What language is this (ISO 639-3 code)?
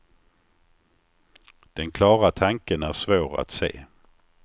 swe